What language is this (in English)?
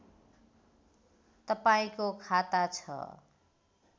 Nepali